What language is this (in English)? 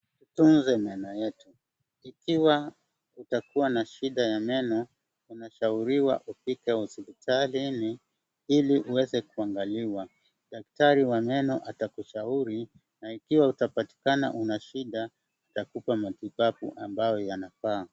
Swahili